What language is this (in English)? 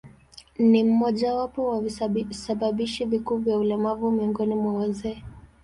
Swahili